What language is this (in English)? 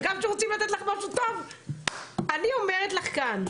Hebrew